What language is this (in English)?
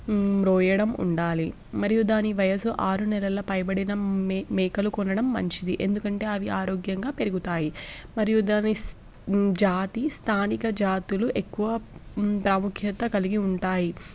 Telugu